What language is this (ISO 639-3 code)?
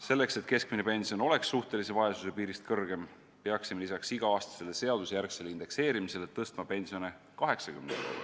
est